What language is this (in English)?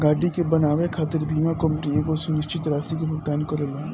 Bhojpuri